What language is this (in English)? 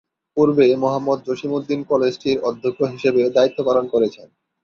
Bangla